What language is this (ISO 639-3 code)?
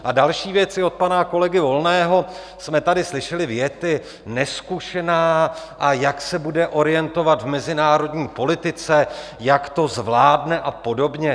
ces